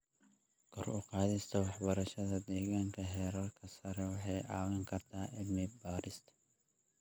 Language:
Somali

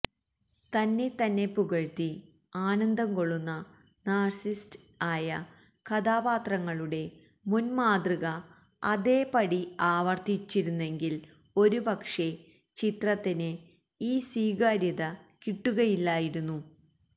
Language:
Malayalam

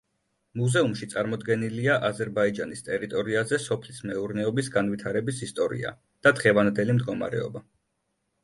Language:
Georgian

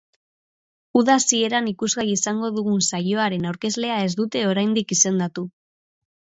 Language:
Basque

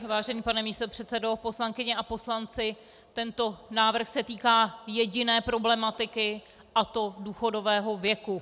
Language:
Czech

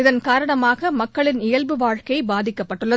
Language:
Tamil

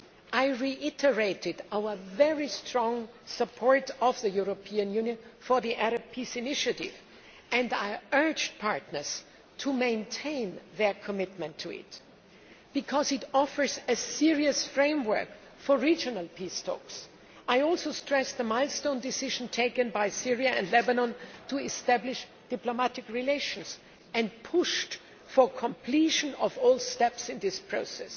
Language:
English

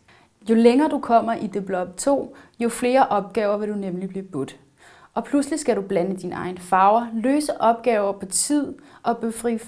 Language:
Danish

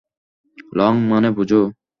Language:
Bangla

